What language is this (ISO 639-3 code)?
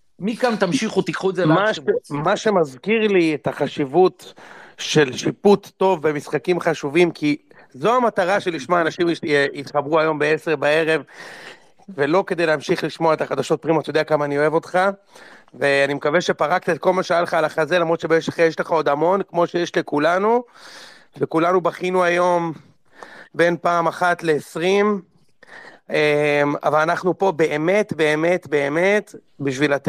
heb